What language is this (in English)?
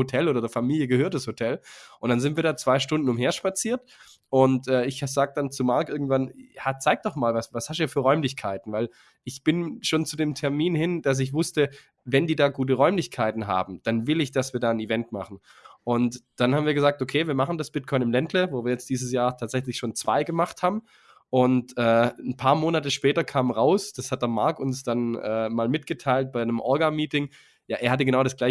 German